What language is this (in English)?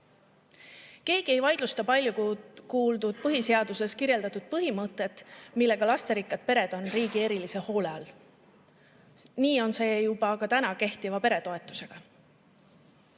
Estonian